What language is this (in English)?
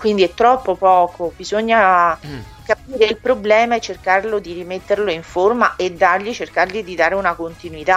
Italian